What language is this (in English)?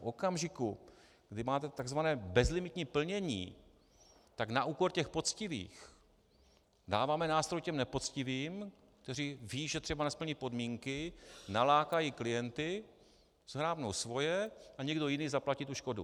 Czech